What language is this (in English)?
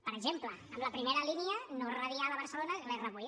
Catalan